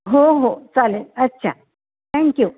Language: Marathi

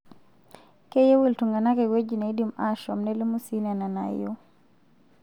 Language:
Masai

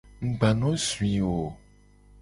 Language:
Gen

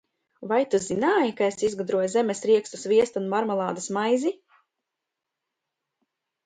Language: Latvian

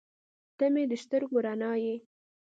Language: Pashto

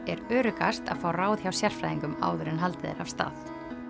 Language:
Icelandic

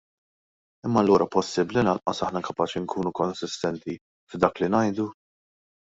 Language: Maltese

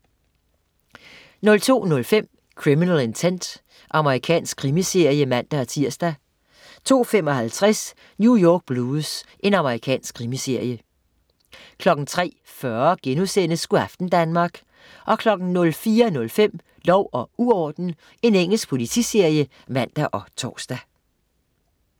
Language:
Danish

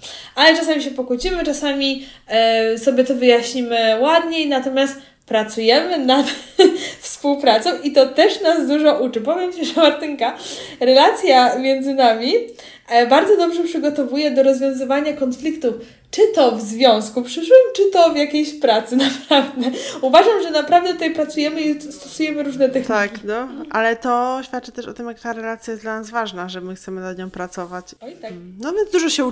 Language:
Polish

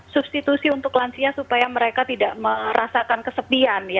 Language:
Indonesian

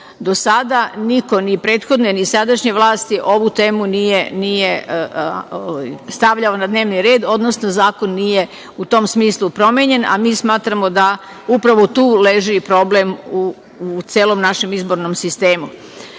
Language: Serbian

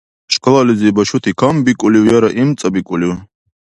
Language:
Dargwa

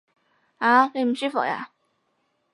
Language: Cantonese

